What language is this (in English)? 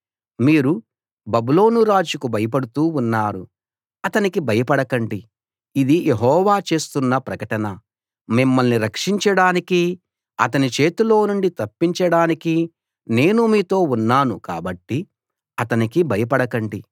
Telugu